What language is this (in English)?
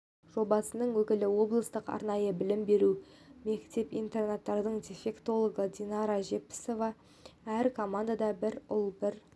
Kazakh